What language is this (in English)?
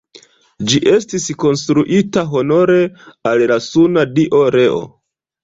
Esperanto